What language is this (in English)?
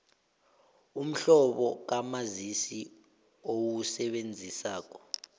South Ndebele